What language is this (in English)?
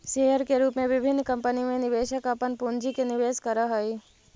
Magahi